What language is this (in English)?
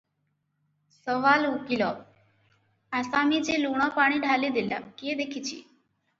Odia